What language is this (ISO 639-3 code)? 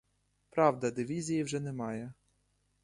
ukr